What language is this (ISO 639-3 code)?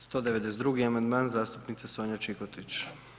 hrv